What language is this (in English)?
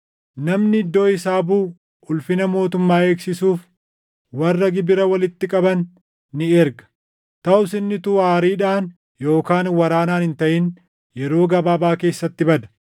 Oromo